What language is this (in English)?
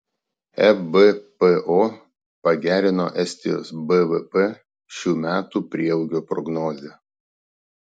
Lithuanian